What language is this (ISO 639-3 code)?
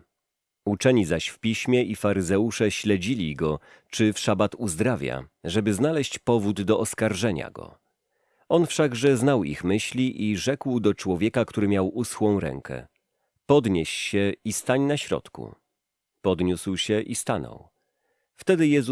pol